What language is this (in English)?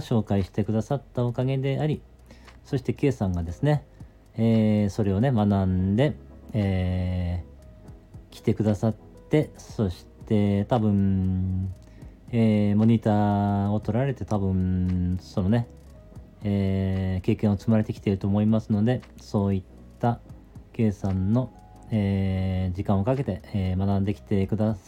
Japanese